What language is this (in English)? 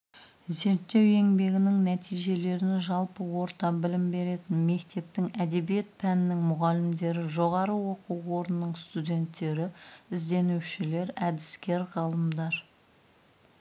Kazakh